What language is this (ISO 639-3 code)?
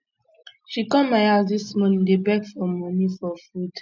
pcm